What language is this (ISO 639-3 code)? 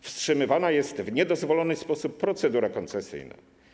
pol